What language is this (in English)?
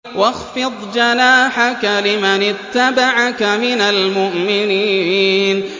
Arabic